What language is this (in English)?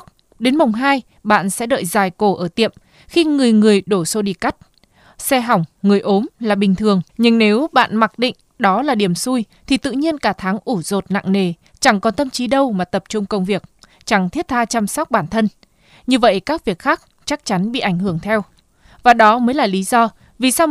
Vietnamese